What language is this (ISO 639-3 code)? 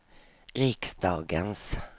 swe